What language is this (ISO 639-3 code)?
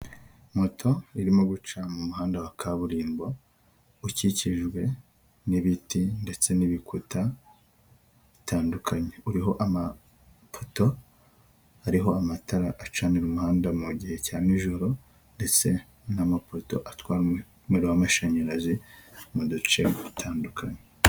kin